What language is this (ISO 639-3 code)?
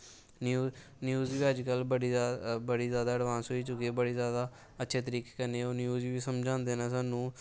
doi